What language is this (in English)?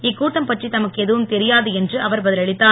Tamil